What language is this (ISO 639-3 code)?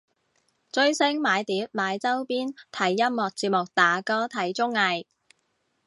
yue